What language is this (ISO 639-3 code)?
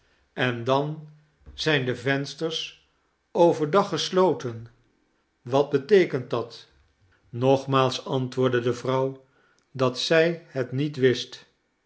nld